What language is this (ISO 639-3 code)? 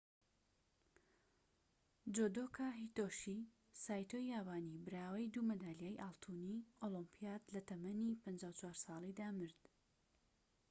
ckb